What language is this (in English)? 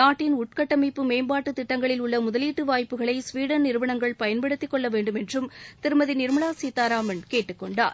Tamil